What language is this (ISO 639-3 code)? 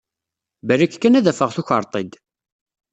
kab